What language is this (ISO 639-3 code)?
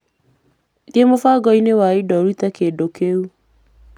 kik